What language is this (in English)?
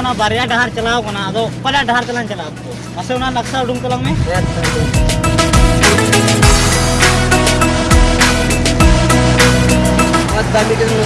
Indonesian